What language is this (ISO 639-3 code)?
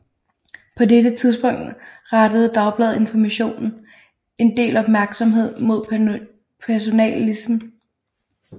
dan